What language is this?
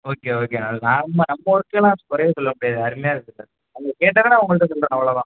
Tamil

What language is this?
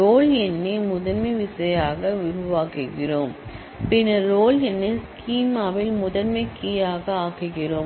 Tamil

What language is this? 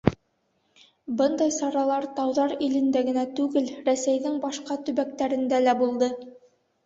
Bashkir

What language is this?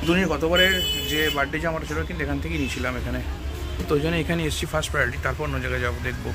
English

